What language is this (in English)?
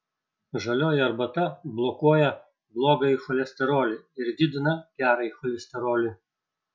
Lithuanian